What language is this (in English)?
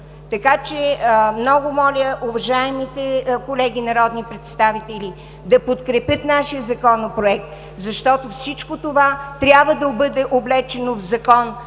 Bulgarian